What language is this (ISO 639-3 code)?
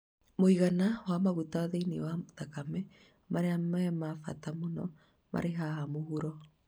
kik